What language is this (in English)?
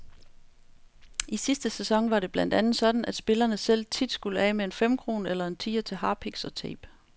Danish